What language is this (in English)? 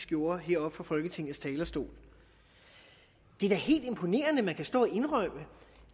Danish